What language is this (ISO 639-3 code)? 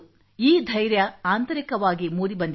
kan